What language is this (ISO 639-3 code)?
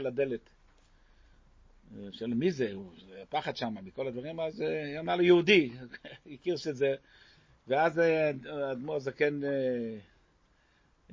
heb